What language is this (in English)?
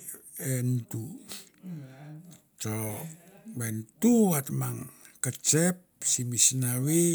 Mandara